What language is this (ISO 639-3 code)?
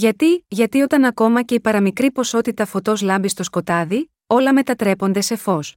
ell